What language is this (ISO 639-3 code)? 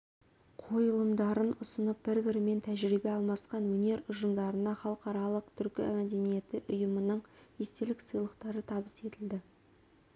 kaz